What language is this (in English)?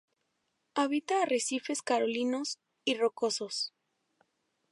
Spanish